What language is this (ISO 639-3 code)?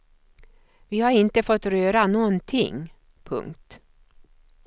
swe